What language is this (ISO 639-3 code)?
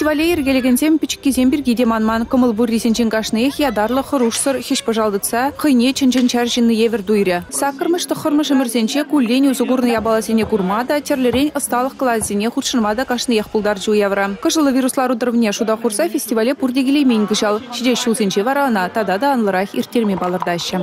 rus